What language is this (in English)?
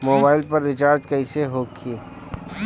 Bhojpuri